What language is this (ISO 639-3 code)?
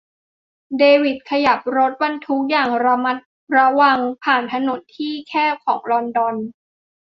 tha